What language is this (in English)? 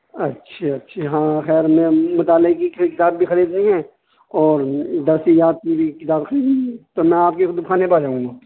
Urdu